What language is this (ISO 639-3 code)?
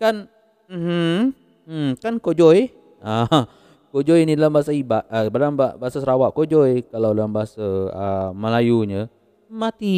msa